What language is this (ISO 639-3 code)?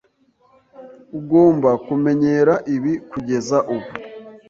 kin